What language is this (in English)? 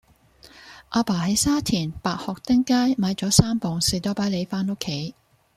Cantonese